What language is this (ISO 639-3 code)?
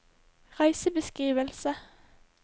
nor